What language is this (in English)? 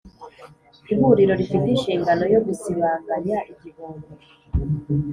Kinyarwanda